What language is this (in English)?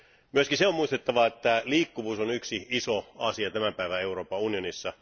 Finnish